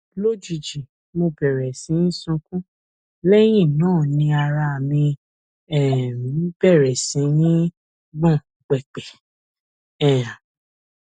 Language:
Yoruba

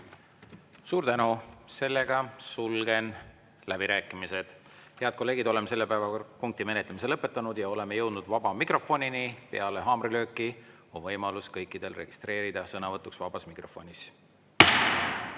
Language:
Estonian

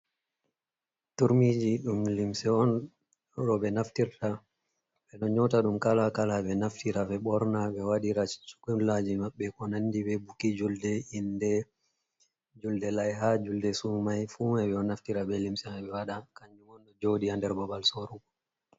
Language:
Fula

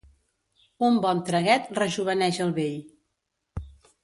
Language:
Catalan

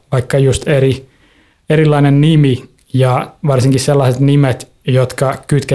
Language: Finnish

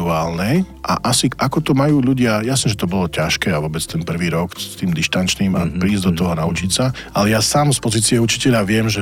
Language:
Slovak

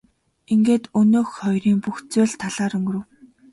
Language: Mongolian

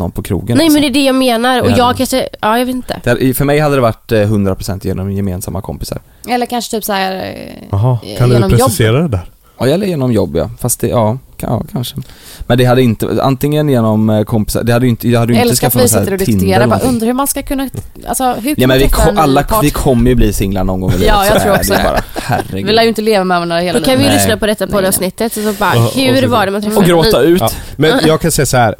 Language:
Swedish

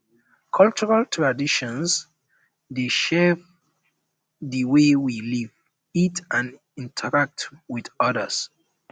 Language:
Nigerian Pidgin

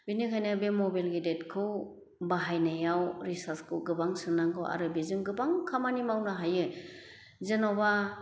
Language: Bodo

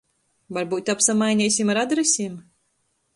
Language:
Latgalian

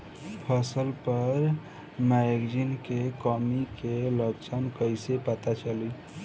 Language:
Bhojpuri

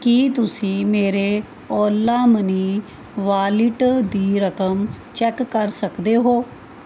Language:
Punjabi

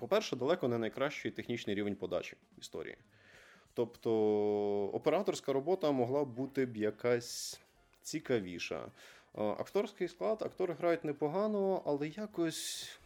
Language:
Ukrainian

